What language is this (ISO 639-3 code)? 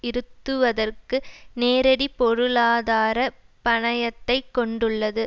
tam